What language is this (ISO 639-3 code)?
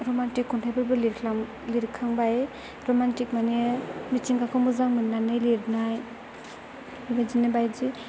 brx